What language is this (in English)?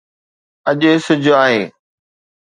Sindhi